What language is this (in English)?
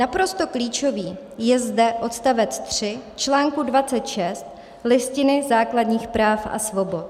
Czech